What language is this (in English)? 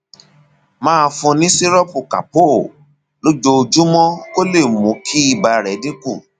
Yoruba